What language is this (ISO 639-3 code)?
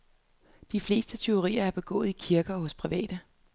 dan